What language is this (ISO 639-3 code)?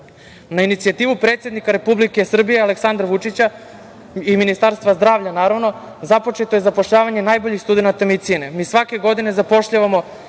srp